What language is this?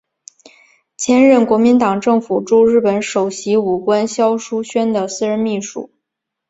Chinese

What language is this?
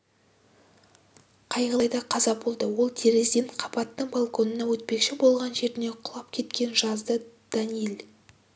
Kazakh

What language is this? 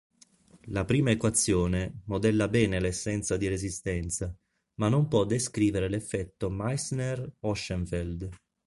Italian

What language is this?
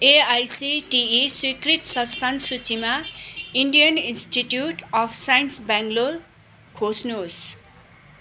Nepali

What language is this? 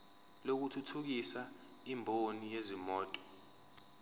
Zulu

